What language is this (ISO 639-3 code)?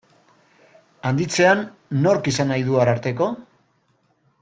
eus